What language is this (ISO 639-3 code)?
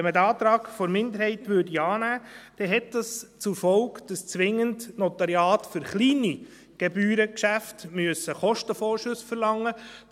gsw